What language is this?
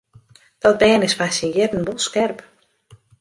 Western Frisian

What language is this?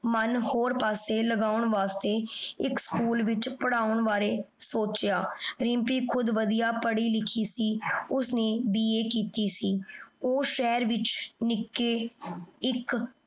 Punjabi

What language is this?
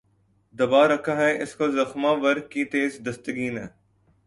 Urdu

